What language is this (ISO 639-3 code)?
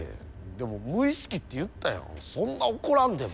jpn